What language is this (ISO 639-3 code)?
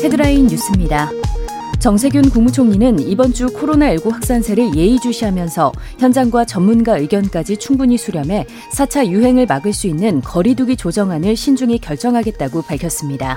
kor